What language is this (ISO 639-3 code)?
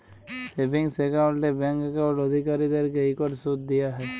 ben